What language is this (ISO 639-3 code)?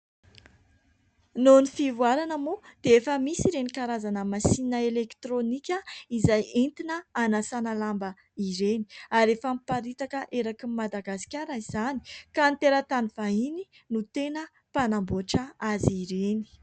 mlg